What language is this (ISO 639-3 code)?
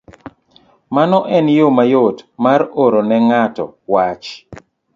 luo